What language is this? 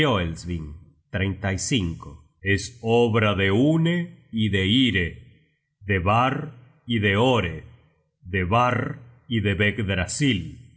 Spanish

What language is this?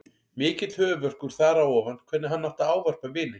Icelandic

